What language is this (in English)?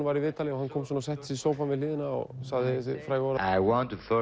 Icelandic